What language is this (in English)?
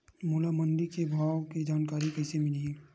Chhattisgarhi